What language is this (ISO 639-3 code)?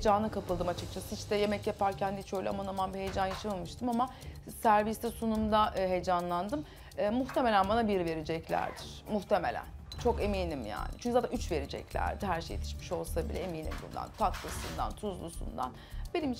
tur